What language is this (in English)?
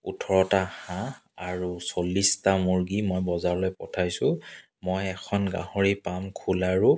Assamese